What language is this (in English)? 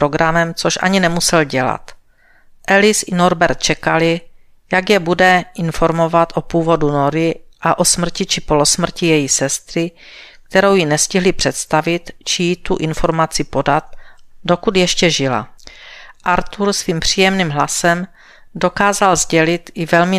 Czech